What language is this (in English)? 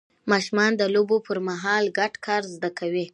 Pashto